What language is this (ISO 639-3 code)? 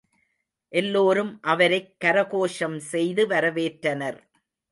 tam